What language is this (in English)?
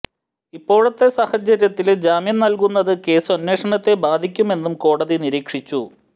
Malayalam